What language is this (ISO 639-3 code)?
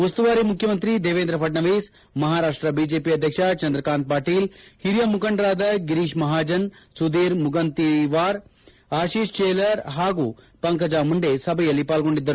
kan